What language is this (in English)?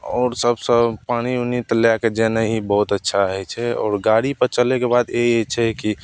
Maithili